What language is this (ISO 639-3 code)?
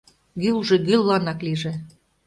chm